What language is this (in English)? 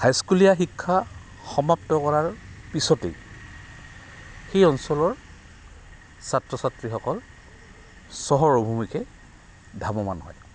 Assamese